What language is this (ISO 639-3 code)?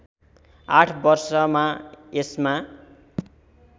nep